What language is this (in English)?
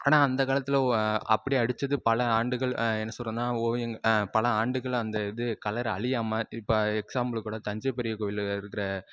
Tamil